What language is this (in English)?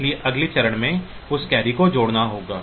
Hindi